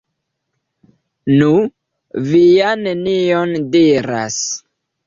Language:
Esperanto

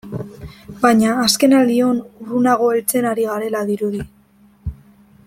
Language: Basque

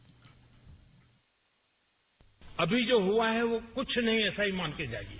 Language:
Hindi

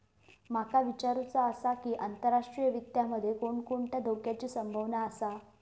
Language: Marathi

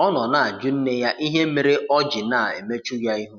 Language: Igbo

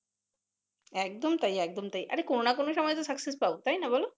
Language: Bangla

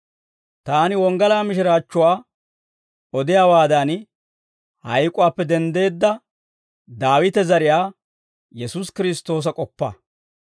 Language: Dawro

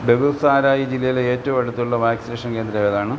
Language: Malayalam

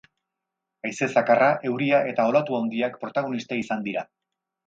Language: Basque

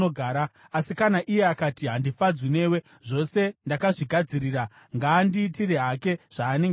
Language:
Shona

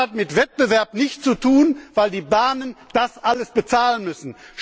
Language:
German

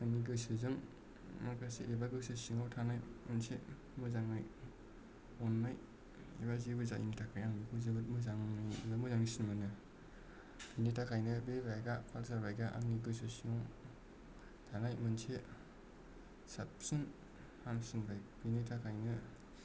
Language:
Bodo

